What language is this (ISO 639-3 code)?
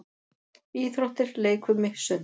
isl